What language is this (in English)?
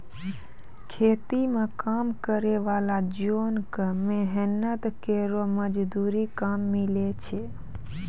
Maithili